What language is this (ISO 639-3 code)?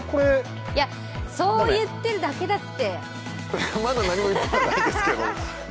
jpn